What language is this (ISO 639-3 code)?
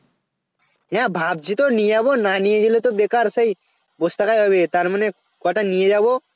ben